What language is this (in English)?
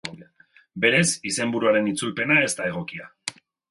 Basque